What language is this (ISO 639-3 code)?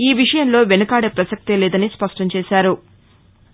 tel